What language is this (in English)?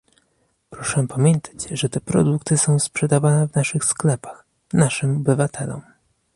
Polish